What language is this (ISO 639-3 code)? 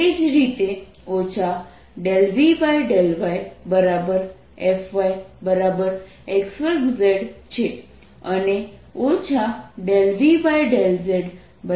guj